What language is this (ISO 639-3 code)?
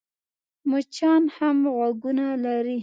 pus